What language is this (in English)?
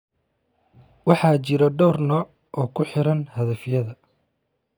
Somali